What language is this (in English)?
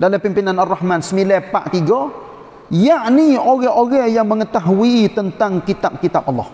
Malay